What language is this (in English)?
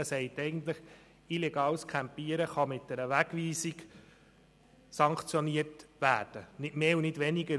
Swiss German